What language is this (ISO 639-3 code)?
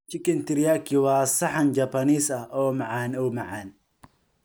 som